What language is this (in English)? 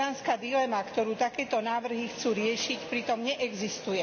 Slovak